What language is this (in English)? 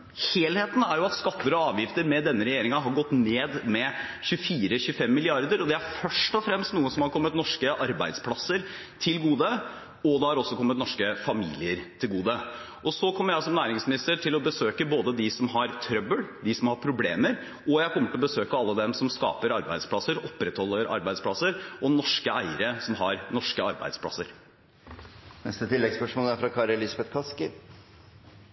Norwegian